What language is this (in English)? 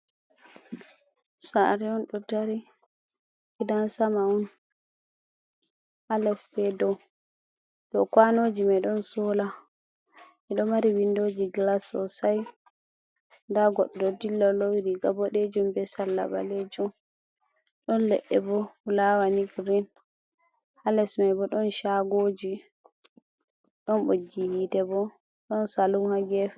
Fula